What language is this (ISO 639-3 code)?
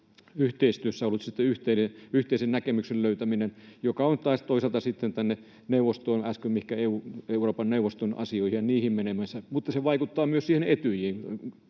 fin